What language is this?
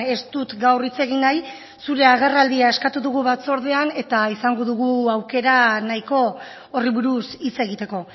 Basque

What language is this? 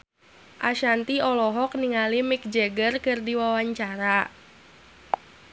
Sundanese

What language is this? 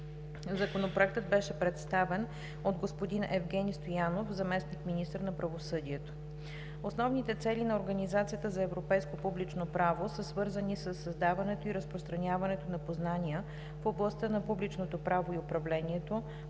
Bulgarian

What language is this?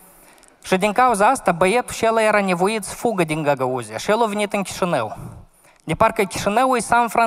Romanian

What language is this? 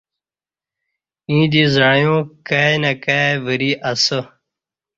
Kati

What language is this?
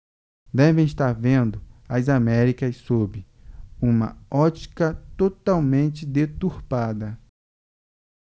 Portuguese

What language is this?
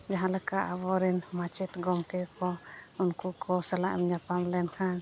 Santali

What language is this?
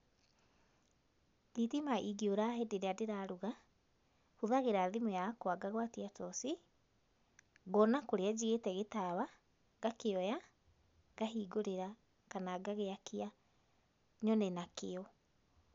Kikuyu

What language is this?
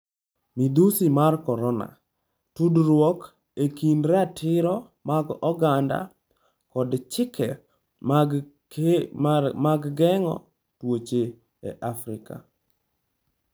Luo (Kenya and Tanzania)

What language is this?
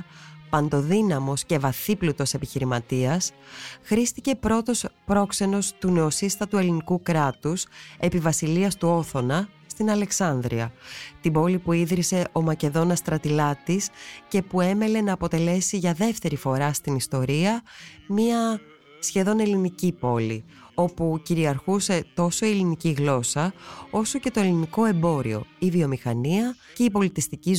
Greek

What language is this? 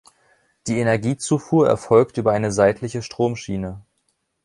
German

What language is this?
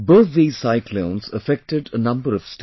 English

